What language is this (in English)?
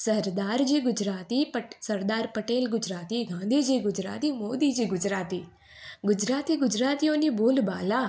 Gujarati